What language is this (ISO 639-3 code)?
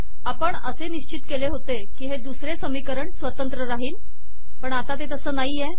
mar